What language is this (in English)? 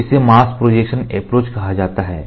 Hindi